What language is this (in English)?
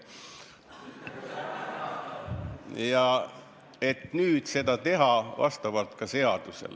Estonian